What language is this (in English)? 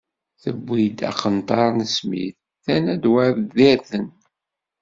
Kabyle